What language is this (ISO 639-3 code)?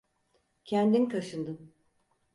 tur